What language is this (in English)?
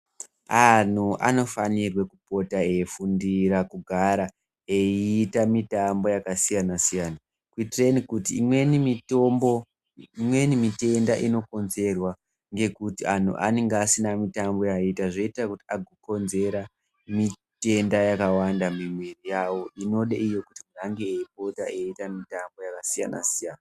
Ndau